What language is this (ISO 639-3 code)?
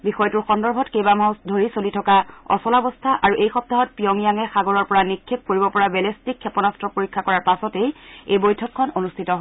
asm